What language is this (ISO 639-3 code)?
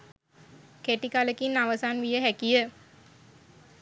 sin